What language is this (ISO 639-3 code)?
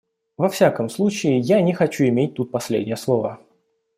rus